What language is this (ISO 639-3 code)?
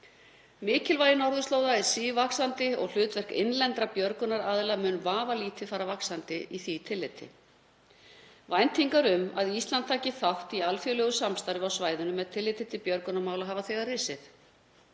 isl